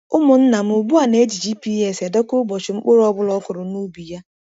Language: Igbo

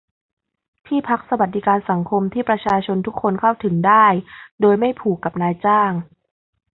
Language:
Thai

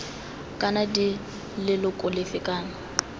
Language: Tswana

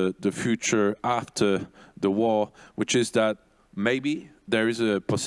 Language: English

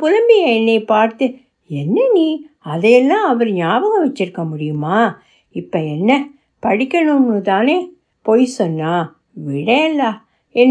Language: Tamil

